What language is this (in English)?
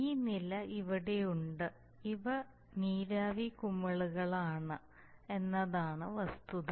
Malayalam